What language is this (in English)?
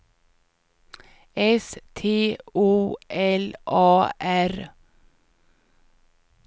Swedish